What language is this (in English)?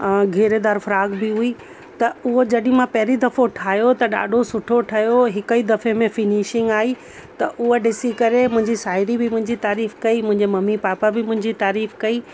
Sindhi